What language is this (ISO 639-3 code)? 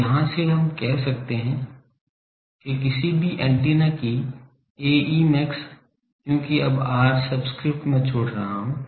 hin